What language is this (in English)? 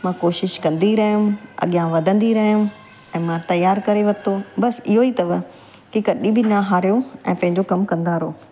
Sindhi